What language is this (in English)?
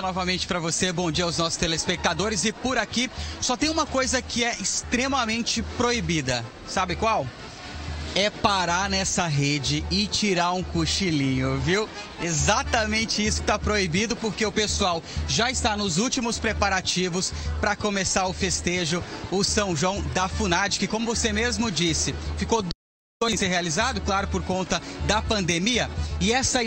Portuguese